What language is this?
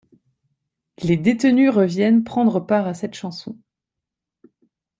French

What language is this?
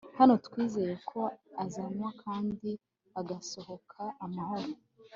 Kinyarwanda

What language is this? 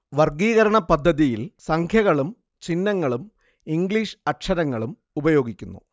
Malayalam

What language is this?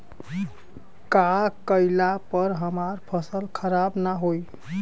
Bhojpuri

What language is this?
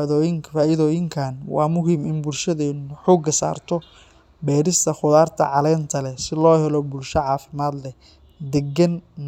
Somali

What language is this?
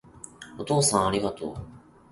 Japanese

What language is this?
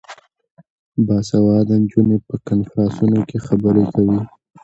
Pashto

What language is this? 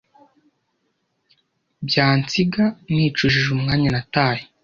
Kinyarwanda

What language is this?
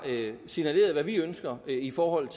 Danish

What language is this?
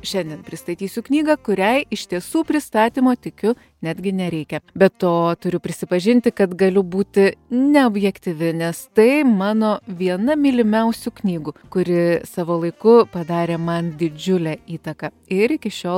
Lithuanian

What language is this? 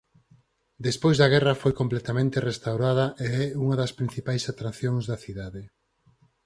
Galician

